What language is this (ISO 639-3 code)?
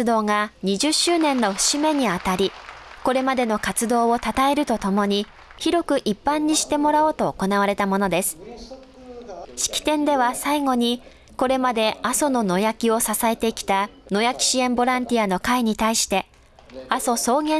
jpn